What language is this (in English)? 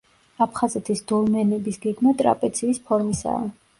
Georgian